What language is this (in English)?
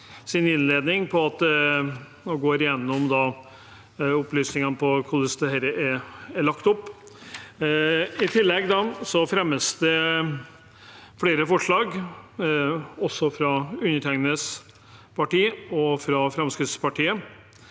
Norwegian